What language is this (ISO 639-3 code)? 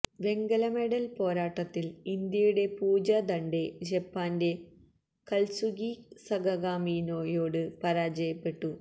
mal